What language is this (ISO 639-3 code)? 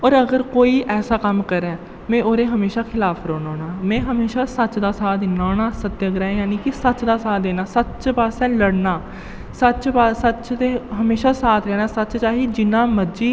doi